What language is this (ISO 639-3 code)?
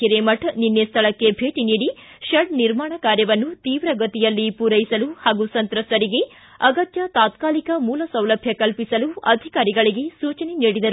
kan